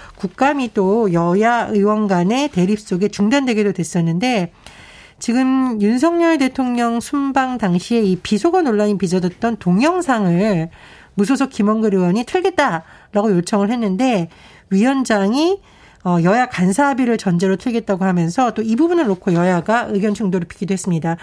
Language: Korean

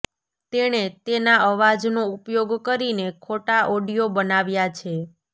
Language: Gujarati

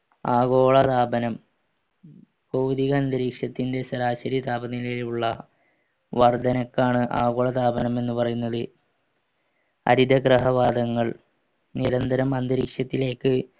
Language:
Malayalam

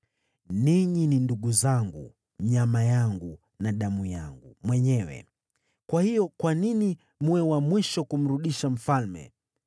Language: Swahili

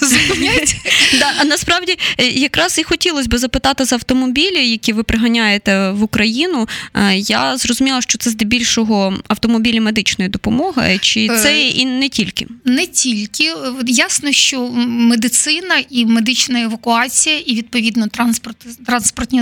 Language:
Ukrainian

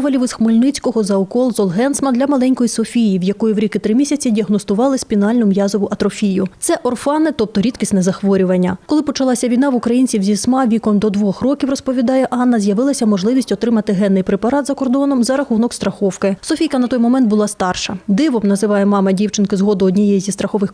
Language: Ukrainian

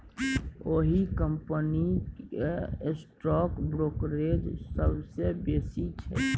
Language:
Maithili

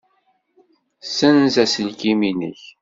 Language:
Kabyle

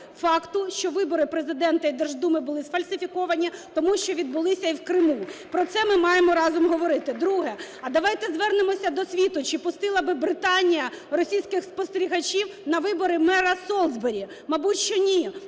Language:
Ukrainian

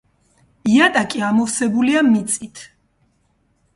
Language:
Georgian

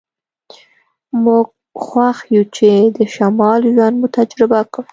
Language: Pashto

